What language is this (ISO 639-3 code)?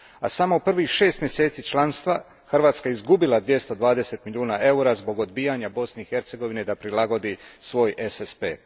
hrv